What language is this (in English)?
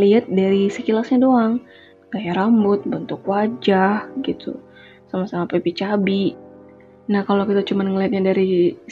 Indonesian